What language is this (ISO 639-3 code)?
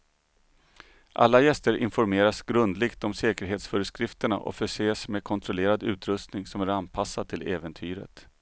swe